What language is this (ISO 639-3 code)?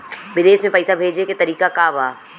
bho